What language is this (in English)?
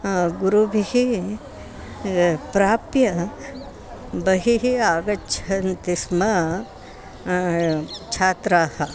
Sanskrit